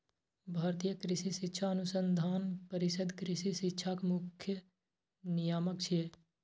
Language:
Maithili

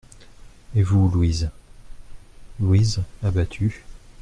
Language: French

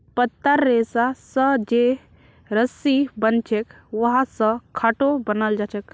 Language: Magahi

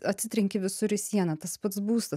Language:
Lithuanian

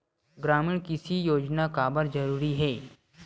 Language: Chhattisgarhi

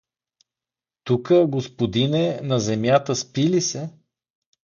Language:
Bulgarian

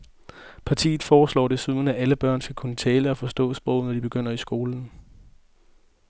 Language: Danish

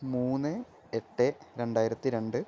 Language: Malayalam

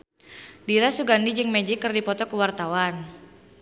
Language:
Sundanese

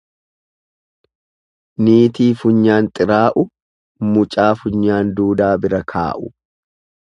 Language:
Oromo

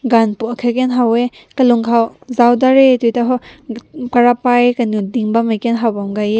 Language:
Rongmei Naga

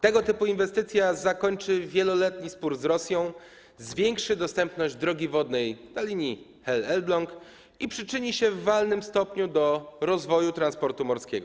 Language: Polish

